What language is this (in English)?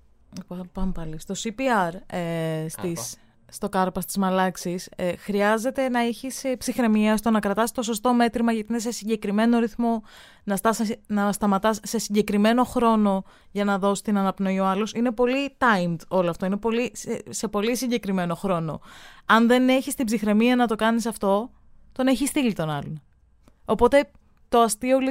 Greek